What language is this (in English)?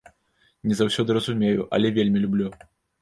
Belarusian